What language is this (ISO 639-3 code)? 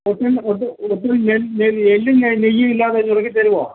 mal